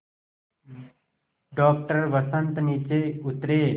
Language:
Hindi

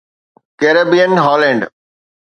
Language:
Sindhi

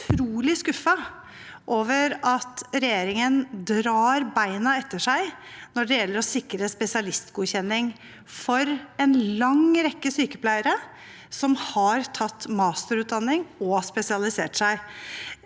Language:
Norwegian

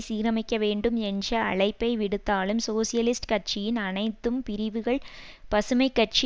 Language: Tamil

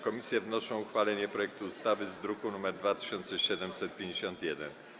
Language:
Polish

